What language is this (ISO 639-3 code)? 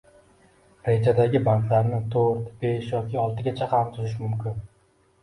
uzb